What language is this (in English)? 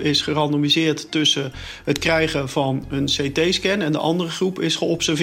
Dutch